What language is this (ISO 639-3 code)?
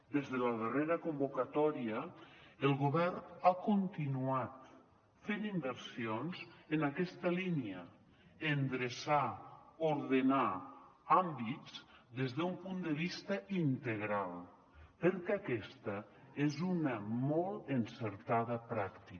cat